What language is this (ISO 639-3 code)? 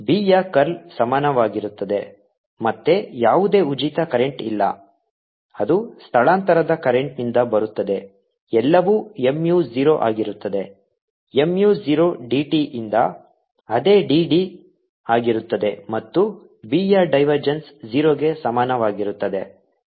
kan